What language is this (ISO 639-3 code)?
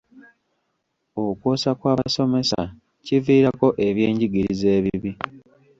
lug